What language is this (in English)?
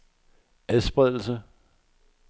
Danish